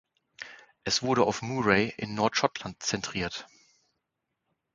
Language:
German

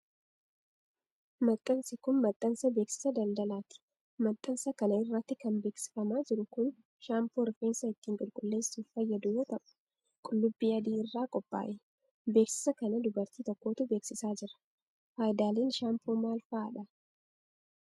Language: Oromo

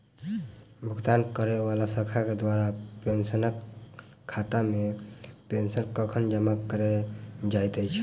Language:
Maithili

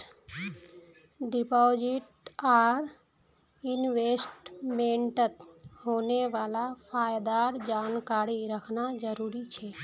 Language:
Magahi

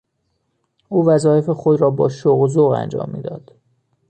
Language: Persian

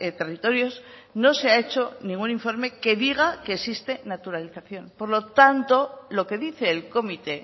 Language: Spanish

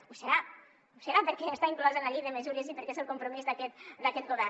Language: Catalan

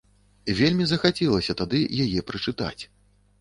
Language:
Belarusian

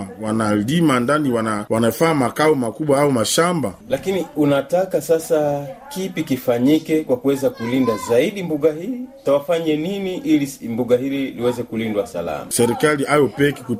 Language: Swahili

